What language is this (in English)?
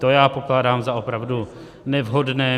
Czech